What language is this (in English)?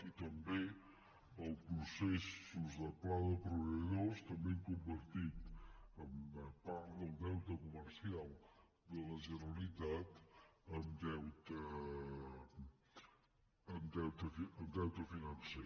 Catalan